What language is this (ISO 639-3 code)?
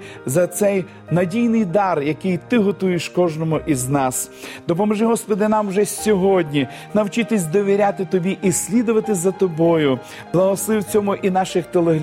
ukr